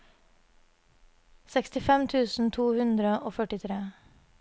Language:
Norwegian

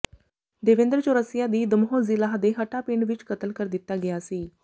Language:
Punjabi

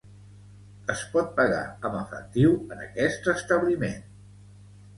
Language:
Catalan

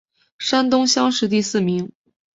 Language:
Chinese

